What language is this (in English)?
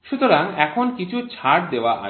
Bangla